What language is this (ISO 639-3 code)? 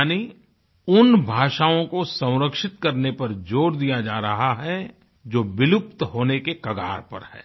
hin